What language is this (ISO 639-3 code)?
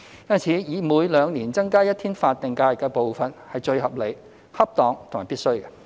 yue